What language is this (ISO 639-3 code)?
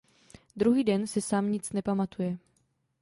ces